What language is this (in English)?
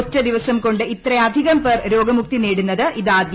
Malayalam